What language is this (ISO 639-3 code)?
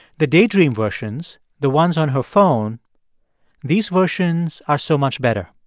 eng